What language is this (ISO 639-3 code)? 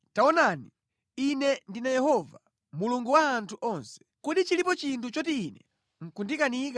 nya